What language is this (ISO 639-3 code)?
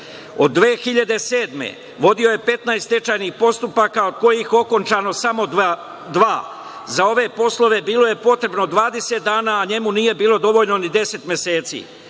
srp